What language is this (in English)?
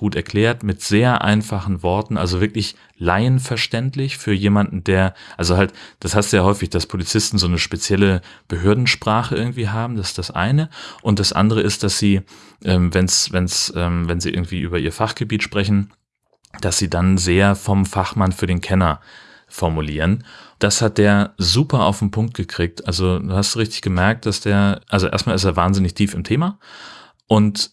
German